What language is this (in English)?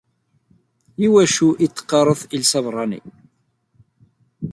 Kabyle